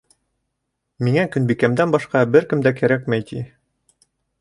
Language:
Bashkir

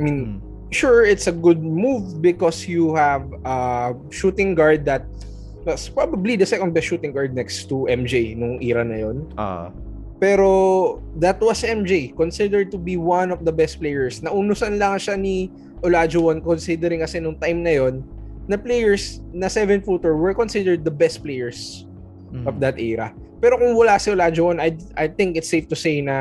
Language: Filipino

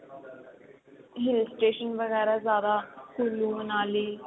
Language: Punjabi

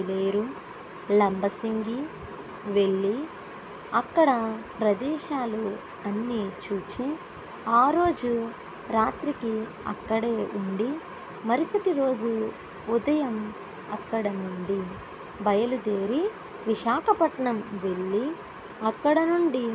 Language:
Telugu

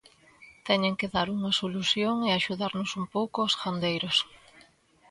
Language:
Galician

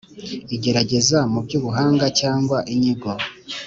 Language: Kinyarwanda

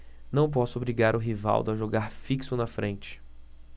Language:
Portuguese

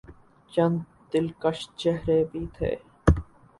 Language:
Urdu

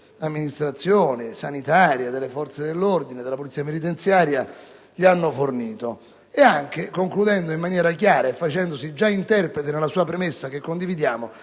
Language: Italian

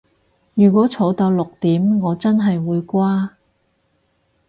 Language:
Cantonese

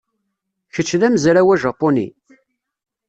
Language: Kabyle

